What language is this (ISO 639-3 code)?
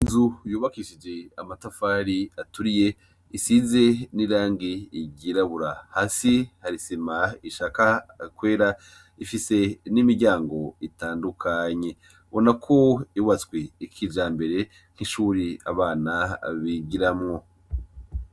run